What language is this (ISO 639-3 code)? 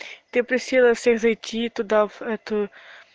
rus